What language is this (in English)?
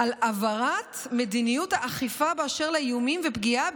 Hebrew